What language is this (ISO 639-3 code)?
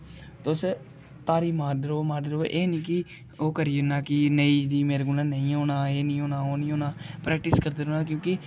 doi